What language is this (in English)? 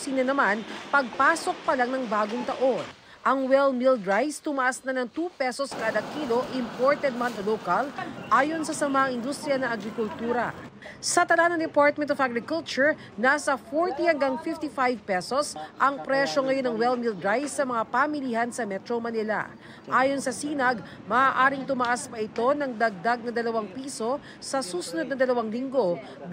Filipino